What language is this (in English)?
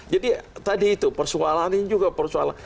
Indonesian